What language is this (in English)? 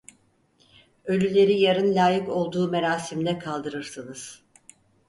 Turkish